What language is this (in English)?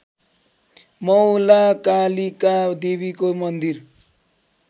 Nepali